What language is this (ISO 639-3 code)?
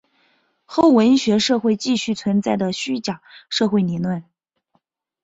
zho